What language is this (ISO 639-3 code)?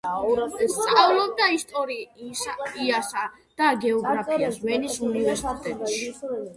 kat